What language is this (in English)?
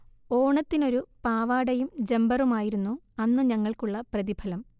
Malayalam